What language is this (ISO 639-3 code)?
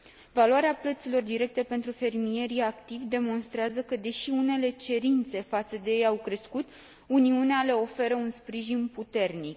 ron